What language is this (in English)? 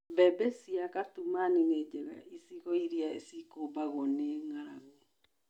Kikuyu